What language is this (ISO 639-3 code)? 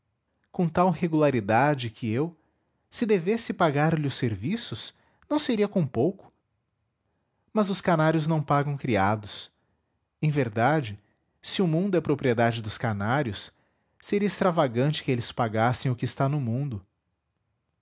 por